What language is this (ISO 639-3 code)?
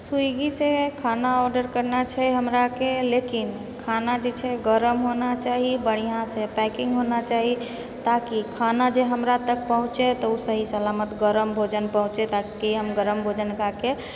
mai